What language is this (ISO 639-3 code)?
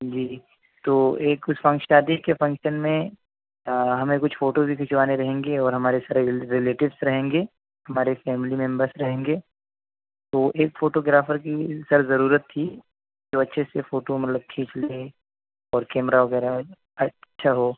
urd